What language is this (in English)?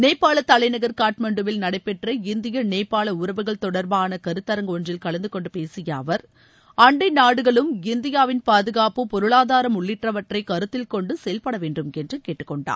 Tamil